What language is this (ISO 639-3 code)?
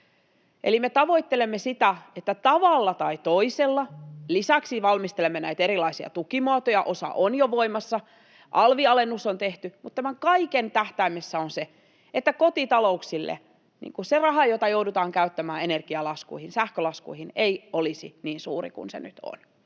fin